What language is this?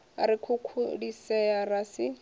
Venda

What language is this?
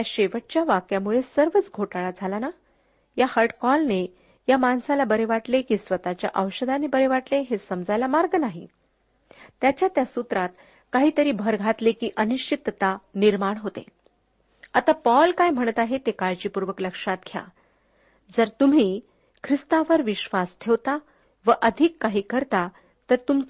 Marathi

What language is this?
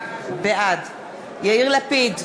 Hebrew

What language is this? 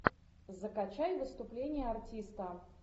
Russian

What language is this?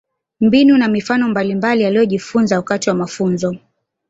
Swahili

